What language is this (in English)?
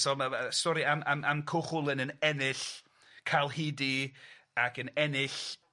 Welsh